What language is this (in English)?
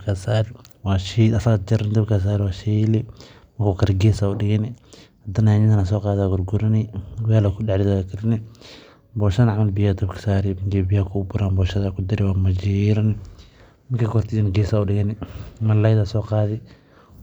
Somali